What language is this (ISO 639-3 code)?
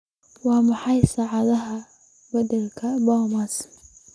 som